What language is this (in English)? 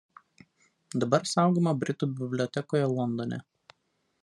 Lithuanian